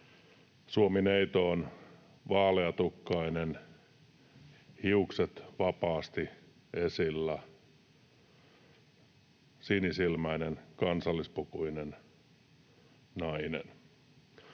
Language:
Finnish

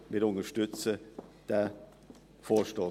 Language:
Swiss German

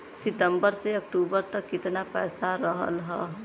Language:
Bhojpuri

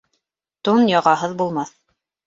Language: Bashkir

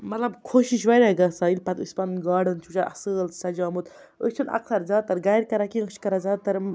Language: Kashmiri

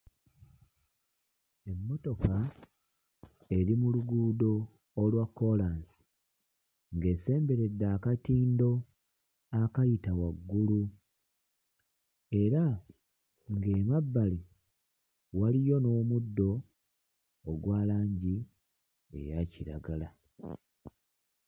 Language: Ganda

